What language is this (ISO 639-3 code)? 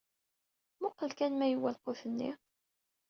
kab